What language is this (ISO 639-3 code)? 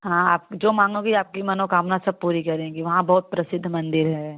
hin